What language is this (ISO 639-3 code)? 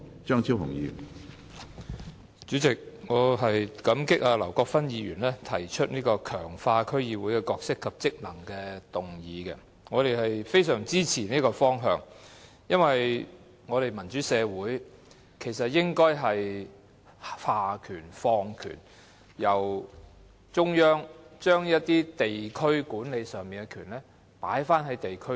yue